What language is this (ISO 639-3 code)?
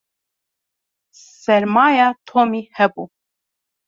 kur